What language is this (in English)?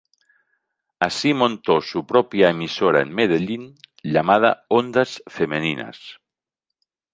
Spanish